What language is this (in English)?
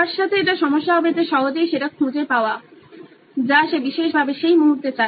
Bangla